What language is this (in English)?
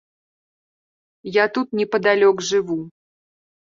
Belarusian